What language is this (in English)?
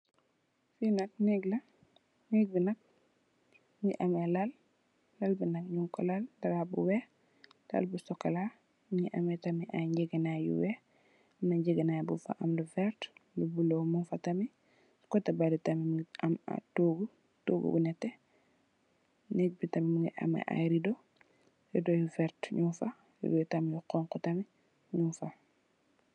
Wolof